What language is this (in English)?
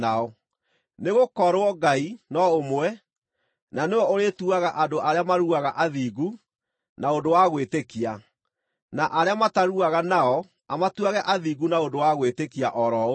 Kikuyu